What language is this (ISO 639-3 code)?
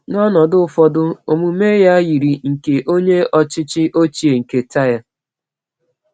ibo